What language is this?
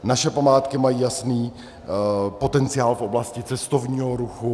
Czech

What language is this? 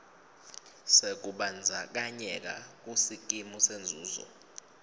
Swati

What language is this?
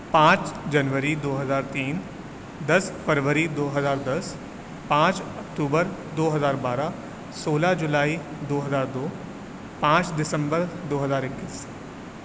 Urdu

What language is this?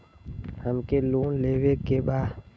Bhojpuri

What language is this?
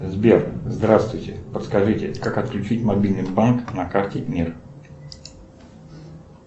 Russian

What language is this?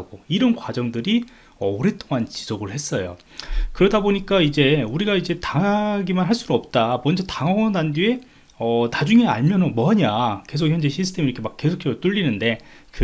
Korean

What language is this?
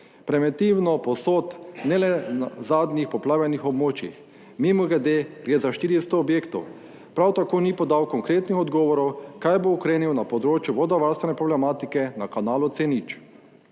Slovenian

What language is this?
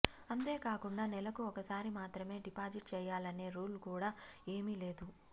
Telugu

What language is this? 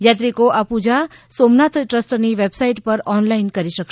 Gujarati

